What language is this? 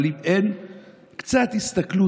Hebrew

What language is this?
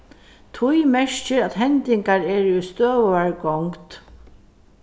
Faroese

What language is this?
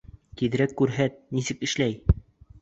Bashkir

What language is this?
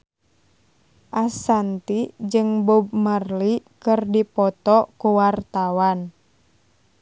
Sundanese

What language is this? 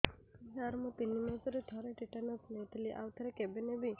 Odia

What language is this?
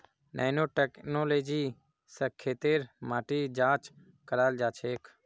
Magahi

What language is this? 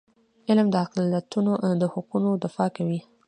Pashto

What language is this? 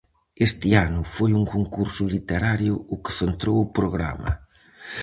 Galician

